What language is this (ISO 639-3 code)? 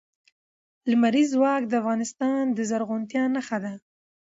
pus